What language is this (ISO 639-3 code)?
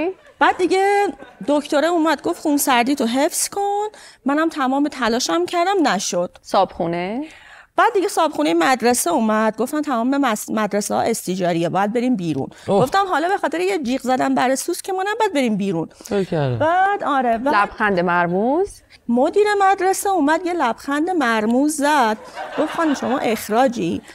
fas